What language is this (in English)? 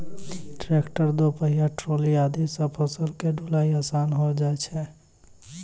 Maithili